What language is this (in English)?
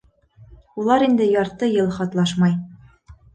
Bashkir